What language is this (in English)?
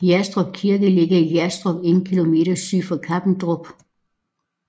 Danish